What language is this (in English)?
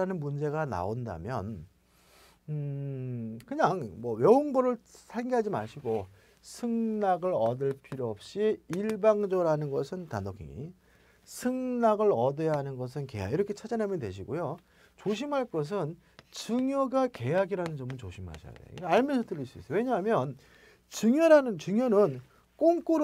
Korean